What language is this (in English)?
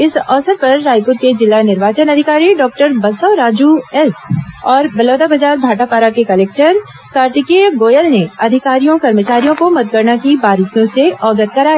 Hindi